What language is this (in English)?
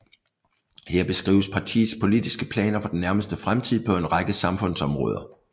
Danish